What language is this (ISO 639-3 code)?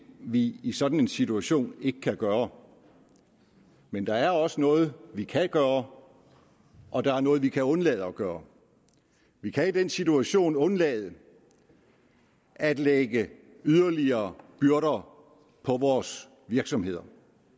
dan